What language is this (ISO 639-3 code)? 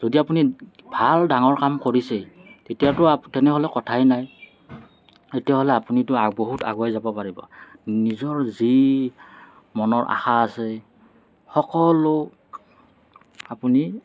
asm